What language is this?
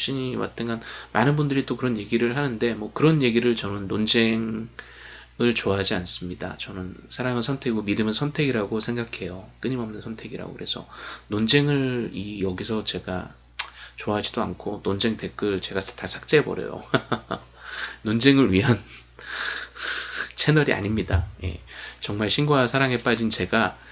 Korean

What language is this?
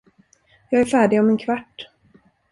Swedish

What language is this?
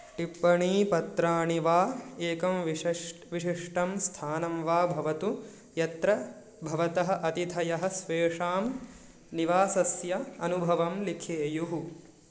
Sanskrit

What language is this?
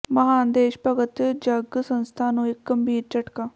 Punjabi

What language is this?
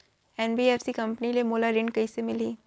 Chhattisgarhi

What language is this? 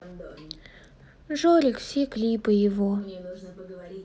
Russian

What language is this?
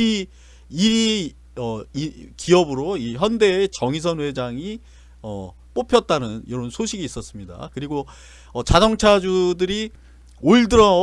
Korean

